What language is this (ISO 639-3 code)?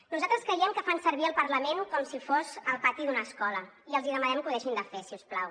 cat